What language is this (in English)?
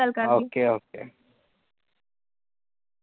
Punjabi